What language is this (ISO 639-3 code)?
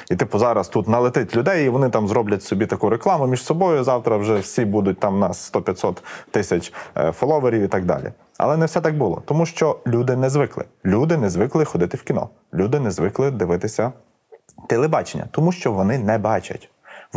ukr